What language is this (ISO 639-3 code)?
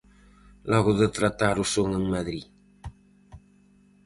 glg